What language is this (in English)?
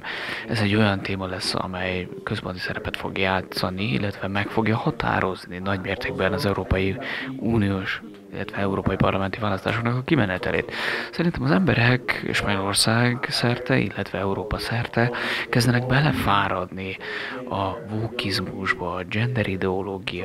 Hungarian